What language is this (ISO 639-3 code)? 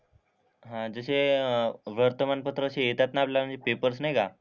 mar